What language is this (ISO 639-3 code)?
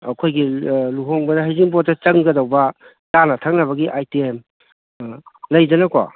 mni